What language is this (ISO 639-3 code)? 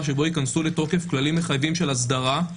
heb